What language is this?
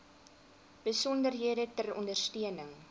Afrikaans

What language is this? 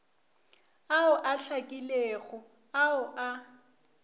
Northern Sotho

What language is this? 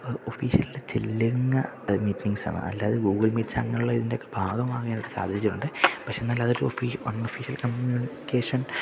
Malayalam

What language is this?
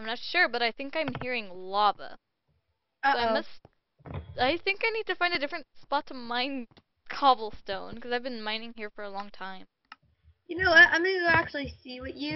English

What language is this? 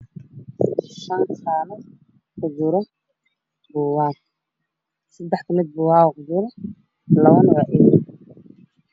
Somali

